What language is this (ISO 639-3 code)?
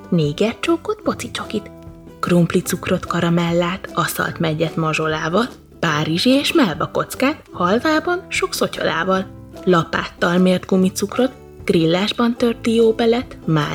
hun